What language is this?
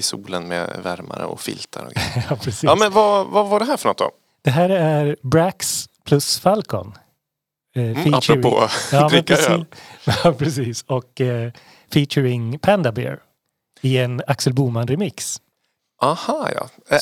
Swedish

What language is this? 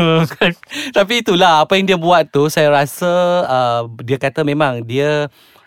Malay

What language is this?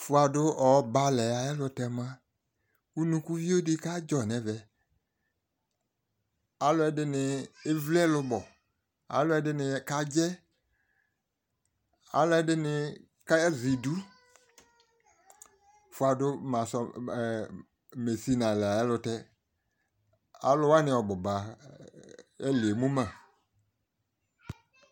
Ikposo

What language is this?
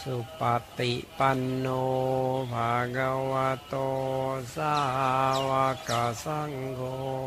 Thai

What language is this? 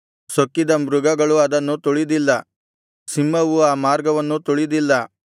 Kannada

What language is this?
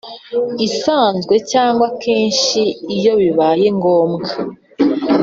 Kinyarwanda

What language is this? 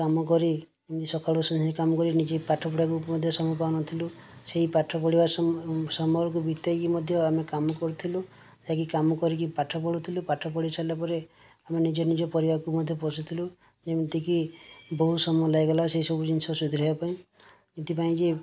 Odia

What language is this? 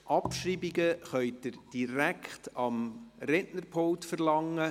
Swiss German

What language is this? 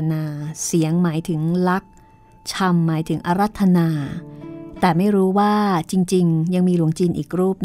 Thai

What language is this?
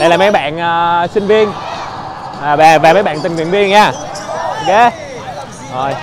Vietnamese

